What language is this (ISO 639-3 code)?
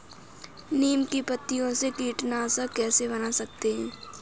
hin